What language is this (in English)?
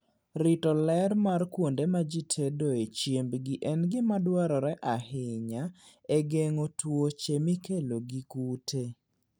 Luo (Kenya and Tanzania)